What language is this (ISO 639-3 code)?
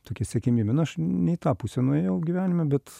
lit